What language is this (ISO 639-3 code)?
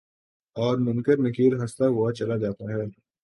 urd